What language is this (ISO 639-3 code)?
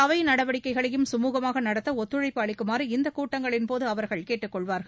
tam